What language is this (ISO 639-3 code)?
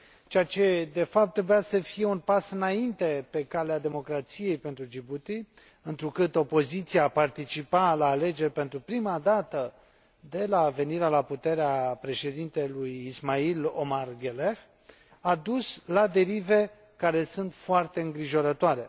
ron